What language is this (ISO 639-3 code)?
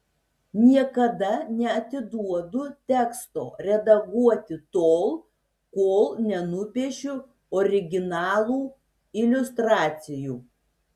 lit